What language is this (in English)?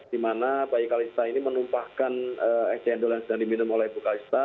Indonesian